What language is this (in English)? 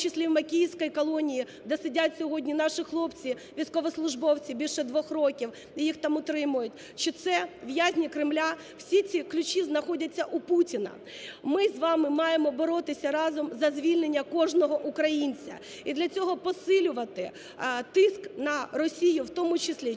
Ukrainian